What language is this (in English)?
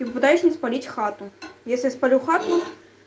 Russian